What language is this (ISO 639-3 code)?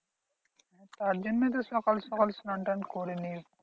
ben